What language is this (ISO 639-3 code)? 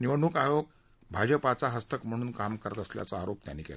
mar